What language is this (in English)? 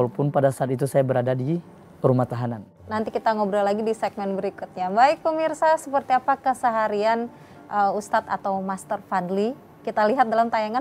Indonesian